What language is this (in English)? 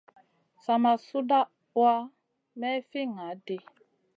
Masana